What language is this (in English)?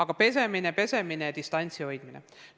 Estonian